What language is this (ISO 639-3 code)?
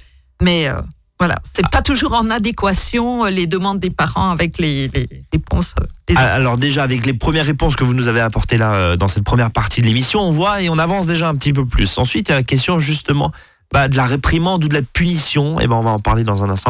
fra